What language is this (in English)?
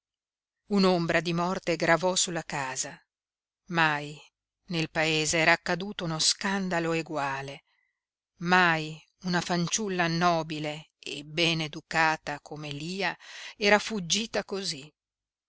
Italian